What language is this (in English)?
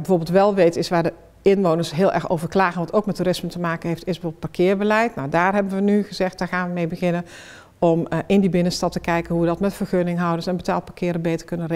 Dutch